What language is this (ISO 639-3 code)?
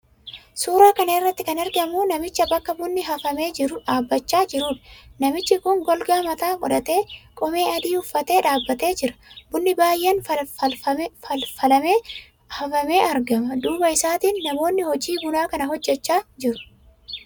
orm